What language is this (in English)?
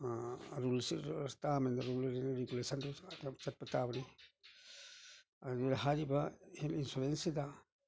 Manipuri